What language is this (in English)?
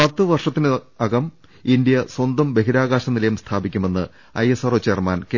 Malayalam